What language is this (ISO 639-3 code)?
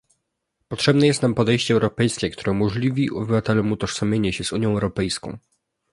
pol